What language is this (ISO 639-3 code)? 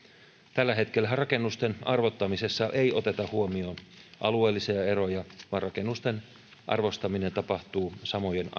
fin